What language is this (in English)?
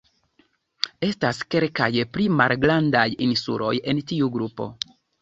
Esperanto